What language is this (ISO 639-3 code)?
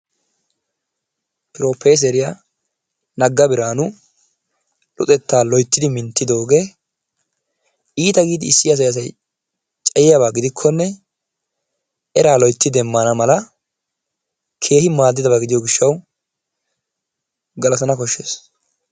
wal